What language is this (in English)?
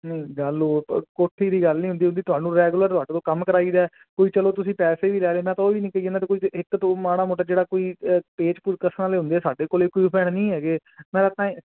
Punjabi